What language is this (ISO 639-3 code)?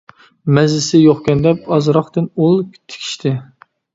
uig